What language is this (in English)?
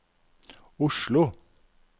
Norwegian